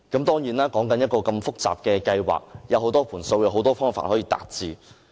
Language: Cantonese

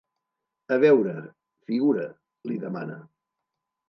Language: Catalan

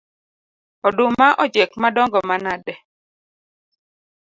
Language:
Luo (Kenya and Tanzania)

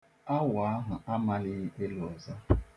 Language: Igbo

